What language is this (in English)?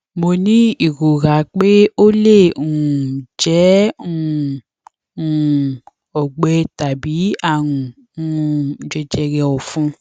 Yoruba